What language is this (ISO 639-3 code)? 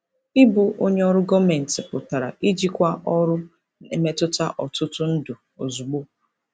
ibo